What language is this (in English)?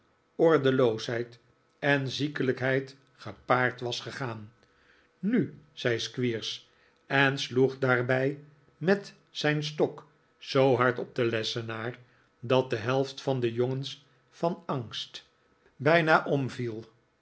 Dutch